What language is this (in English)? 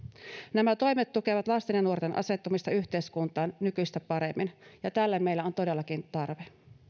Finnish